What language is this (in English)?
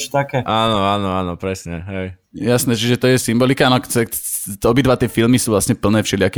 Slovak